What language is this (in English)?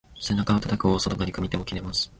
Japanese